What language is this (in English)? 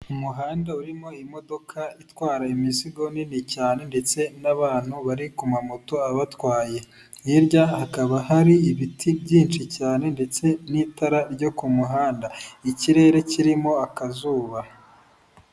Kinyarwanda